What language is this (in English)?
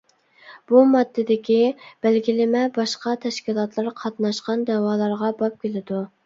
Uyghur